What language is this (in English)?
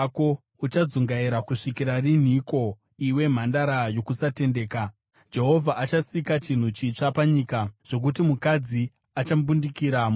Shona